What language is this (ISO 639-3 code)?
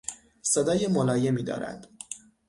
fas